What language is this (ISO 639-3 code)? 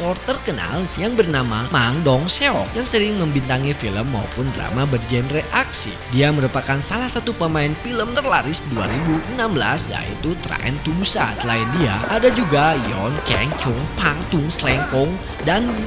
ind